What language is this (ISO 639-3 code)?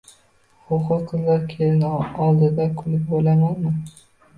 uzb